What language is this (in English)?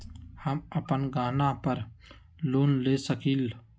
Magahi